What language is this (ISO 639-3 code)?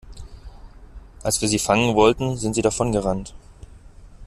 deu